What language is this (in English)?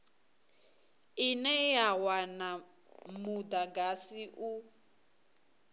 Venda